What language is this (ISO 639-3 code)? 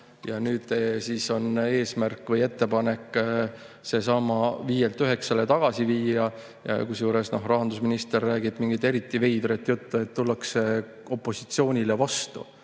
est